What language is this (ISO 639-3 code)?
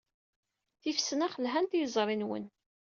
kab